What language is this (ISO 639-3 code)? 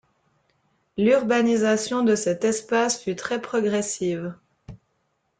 fra